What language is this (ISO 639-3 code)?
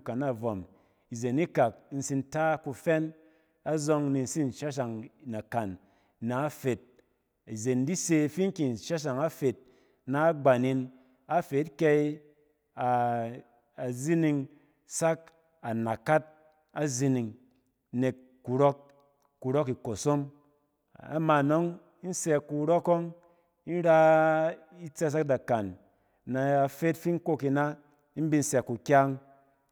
cen